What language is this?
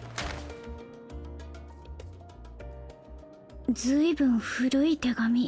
Japanese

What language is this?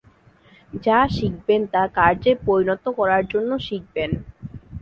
Bangla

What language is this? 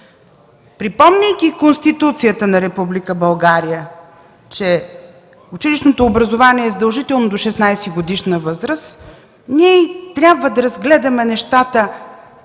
Bulgarian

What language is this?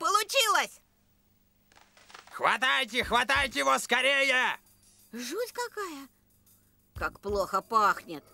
Russian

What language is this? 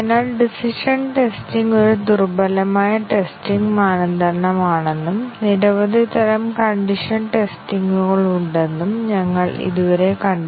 Malayalam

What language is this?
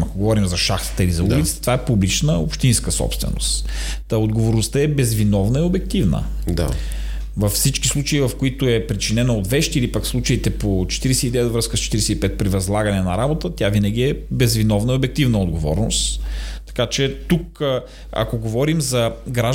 Bulgarian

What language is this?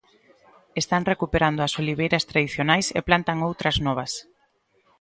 Galician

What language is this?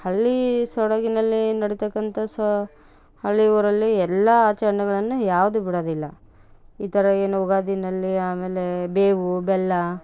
Kannada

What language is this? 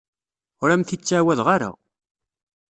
Kabyle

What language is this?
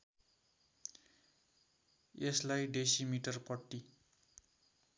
Nepali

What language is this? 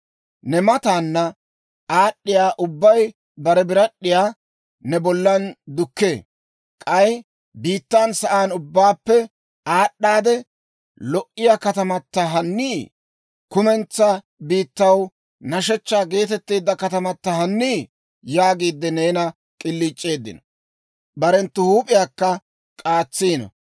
Dawro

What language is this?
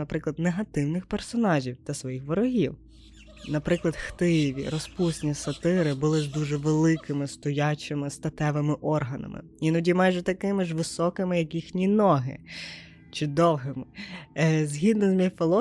Ukrainian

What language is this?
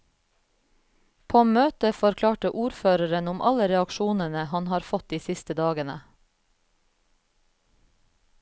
Norwegian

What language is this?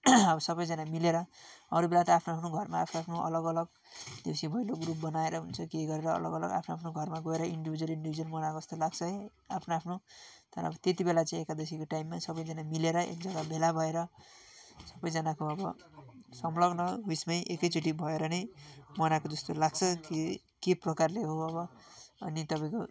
Nepali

